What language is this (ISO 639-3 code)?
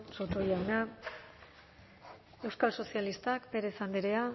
eus